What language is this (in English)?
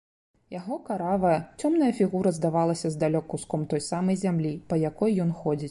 Belarusian